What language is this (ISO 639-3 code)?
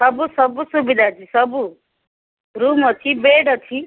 ori